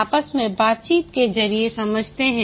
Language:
Hindi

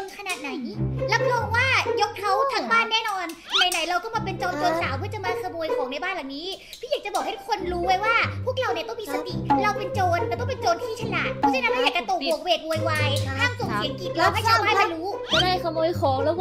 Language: Thai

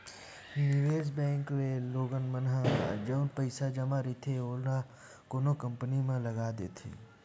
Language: Chhattisgarhi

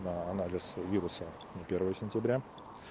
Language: Russian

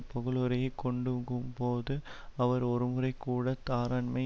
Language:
Tamil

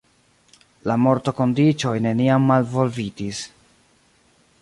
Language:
Esperanto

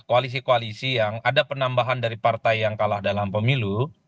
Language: Indonesian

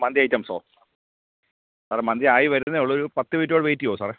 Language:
Malayalam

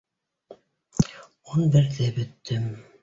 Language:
Bashkir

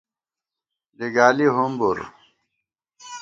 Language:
Gawar-Bati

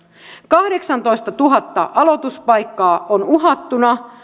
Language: Finnish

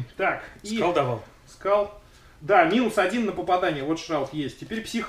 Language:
Russian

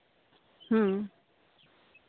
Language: Santali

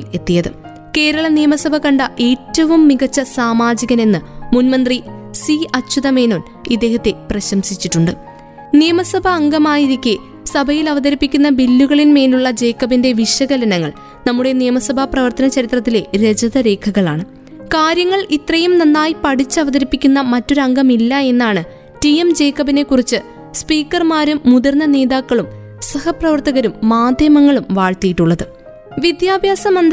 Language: Malayalam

